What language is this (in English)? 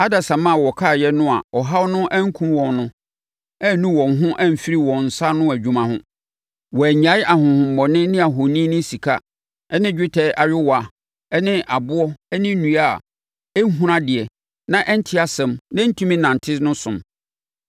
Akan